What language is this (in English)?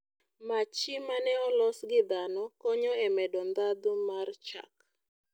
Luo (Kenya and Tanzania)